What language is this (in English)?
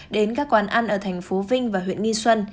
Vietnamese